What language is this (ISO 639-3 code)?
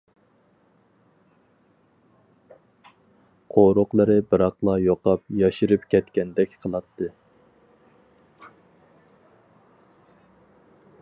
uig